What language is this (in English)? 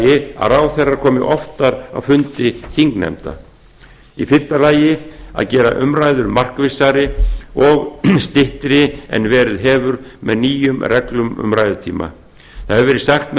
Icelandic